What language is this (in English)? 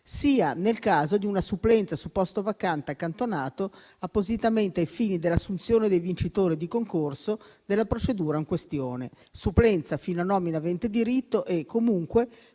Italian